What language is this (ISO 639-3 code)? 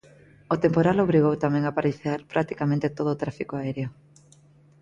glg